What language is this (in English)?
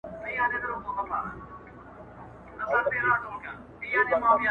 Pashto